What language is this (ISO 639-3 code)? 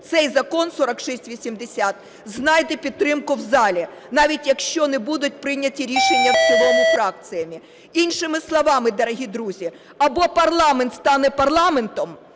ukr